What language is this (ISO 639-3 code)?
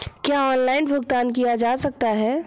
hin